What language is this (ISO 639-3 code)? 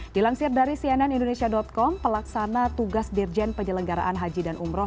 ind